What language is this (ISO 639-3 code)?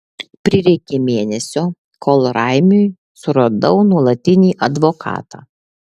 lit